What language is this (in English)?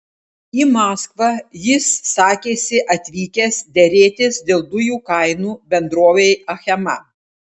Lithuanian